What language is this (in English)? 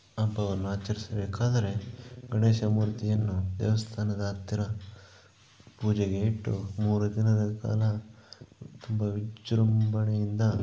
Kannada